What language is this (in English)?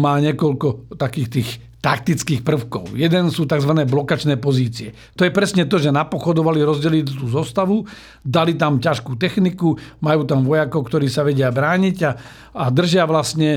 Slovak